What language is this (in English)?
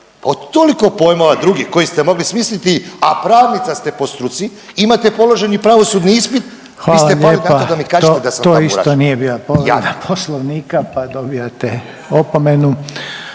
Croatian